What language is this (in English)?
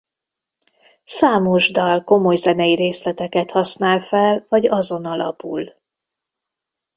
Hungarian